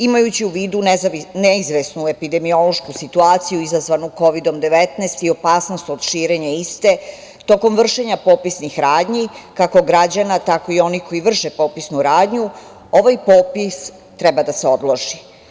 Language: Serbian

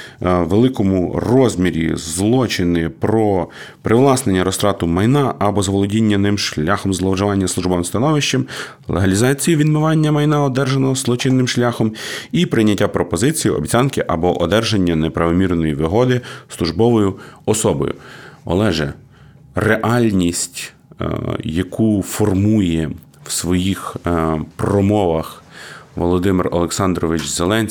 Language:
Ukrainian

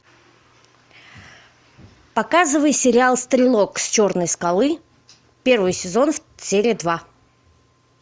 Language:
Russian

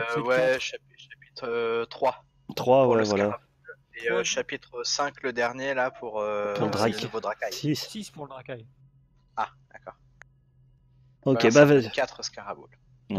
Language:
French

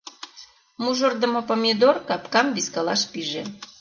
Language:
Mari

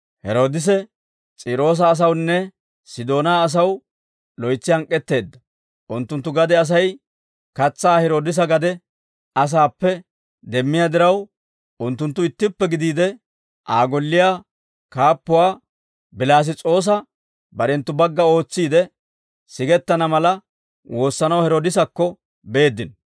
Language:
Dawro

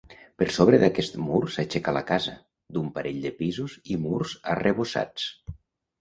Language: Catalan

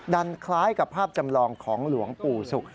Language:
Thai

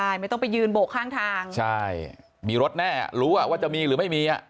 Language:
Thai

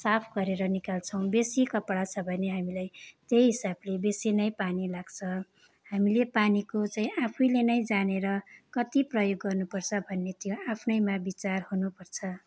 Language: Nepali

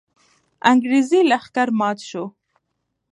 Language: Pashto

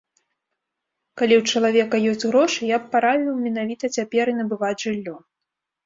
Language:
Belarusian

